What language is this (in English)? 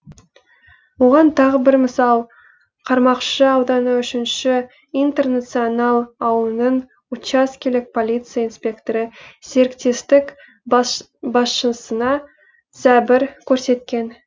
Kazakh